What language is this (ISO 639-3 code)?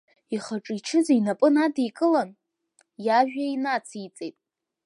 abk